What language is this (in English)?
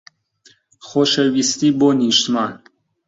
Central Kurdish